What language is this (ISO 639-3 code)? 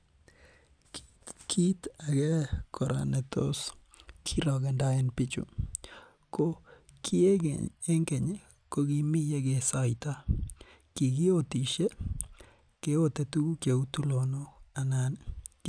kln